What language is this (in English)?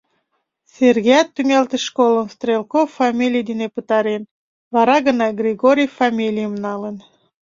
Mari